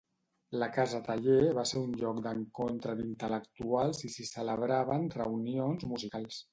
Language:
Catalan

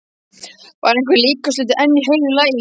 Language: Icelandic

